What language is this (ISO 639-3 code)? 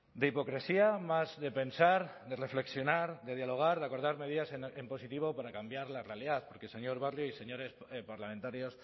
spa